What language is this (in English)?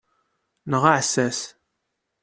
Kabyle